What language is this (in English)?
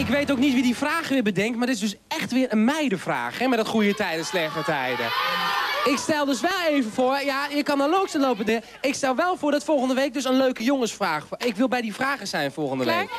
Dutch